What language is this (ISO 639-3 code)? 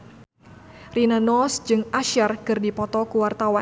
sun